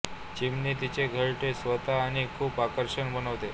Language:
Marathi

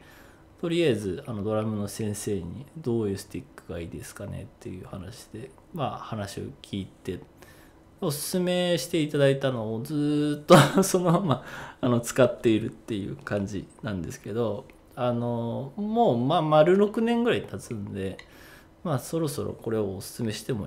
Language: Japanese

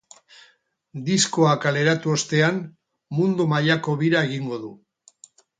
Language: Basque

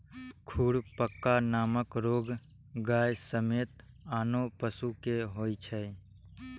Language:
Maithili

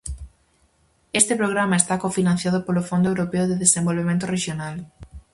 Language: Galician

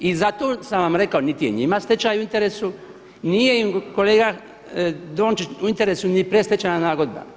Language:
Croatian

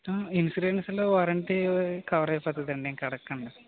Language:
Telugu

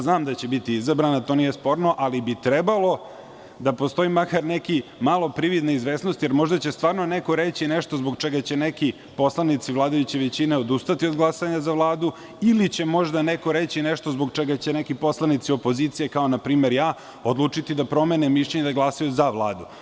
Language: Serbian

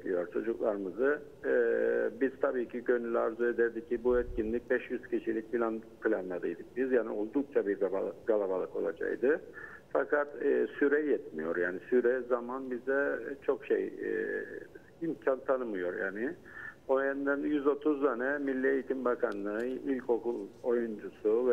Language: Turkish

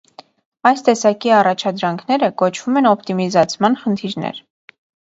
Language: Armenian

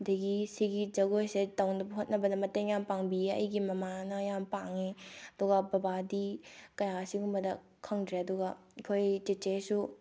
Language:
Manipuri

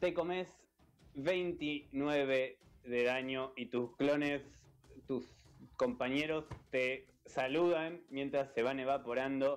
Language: Spanish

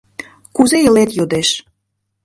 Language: Mari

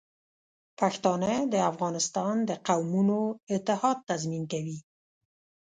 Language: Pashto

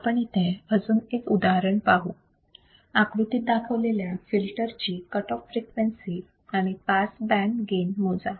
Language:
Marathi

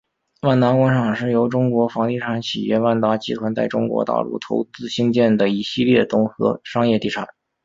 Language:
Chinese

